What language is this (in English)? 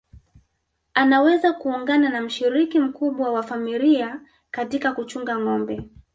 Swahili